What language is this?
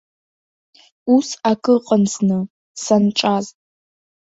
Abkhazian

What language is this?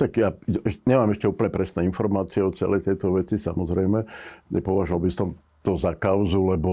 Slovak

